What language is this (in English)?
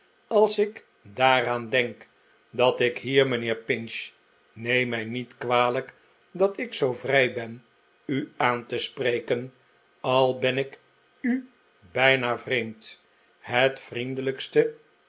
Dutch